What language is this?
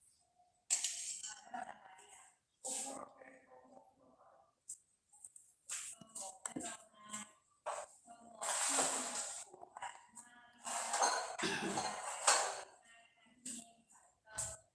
Vietnamese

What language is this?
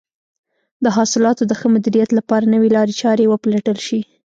Pashto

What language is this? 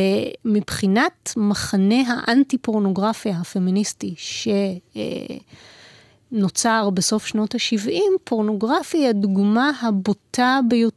Hebrew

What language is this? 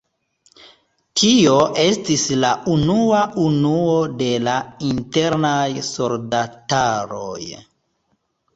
Esperanto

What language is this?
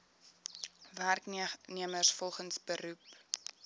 Afrikaans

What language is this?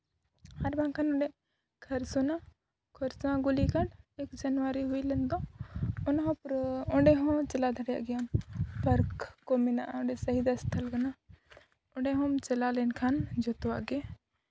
Santali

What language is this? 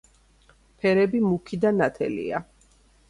Georgian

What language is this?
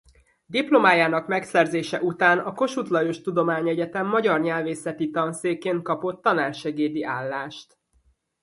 Hungarian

